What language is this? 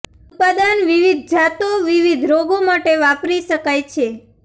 Gujarati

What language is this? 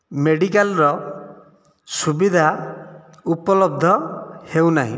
Odia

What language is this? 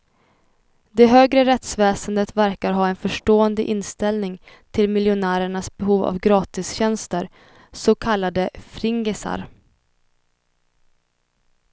Swedish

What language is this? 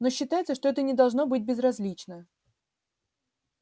Russian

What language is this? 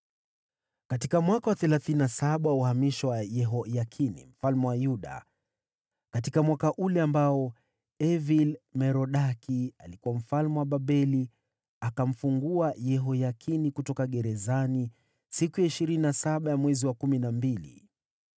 Swahili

